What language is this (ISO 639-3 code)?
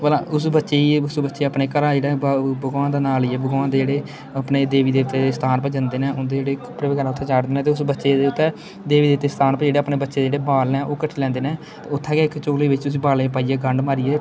doi